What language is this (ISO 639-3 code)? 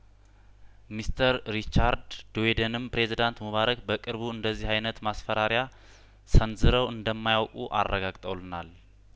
amh